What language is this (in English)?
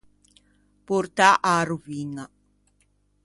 Ligurian